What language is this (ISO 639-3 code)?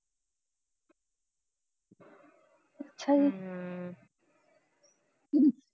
pan